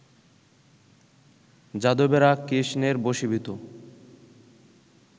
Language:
Bangla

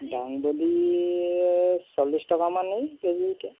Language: Assamese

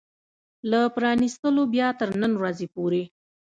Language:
Pashto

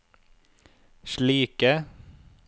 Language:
Norwegian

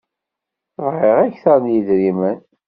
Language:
Kabyle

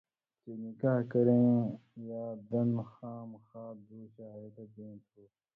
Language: Indus Kohistani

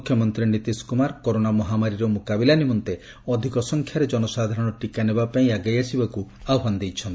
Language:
Odia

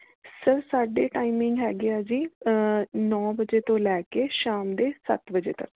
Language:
Punjabi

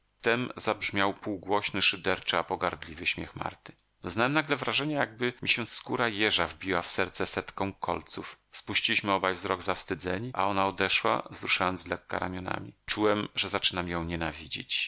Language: Polish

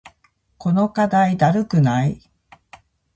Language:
Japanese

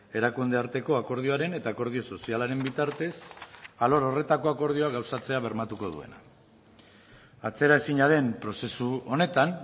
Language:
Basque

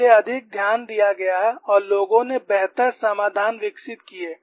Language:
Hindi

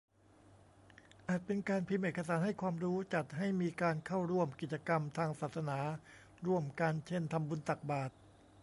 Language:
Thai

